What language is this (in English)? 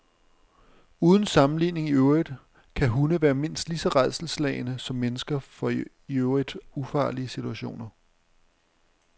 Danish